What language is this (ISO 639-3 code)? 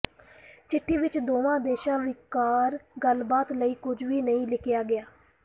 pan